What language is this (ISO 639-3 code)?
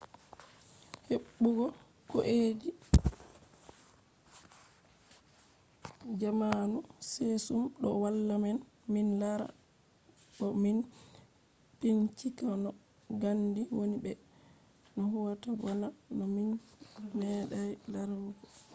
ful